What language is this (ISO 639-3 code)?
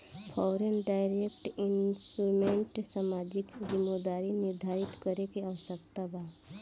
bho